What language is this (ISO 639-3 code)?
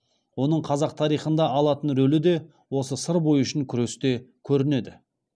kaz